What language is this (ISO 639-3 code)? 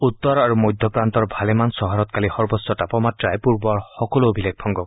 asm